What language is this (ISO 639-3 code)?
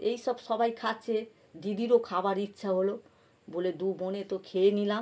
ben